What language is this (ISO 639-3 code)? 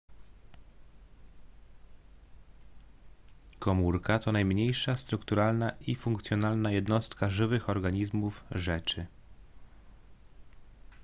pol